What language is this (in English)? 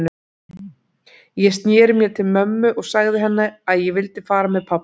Icelandic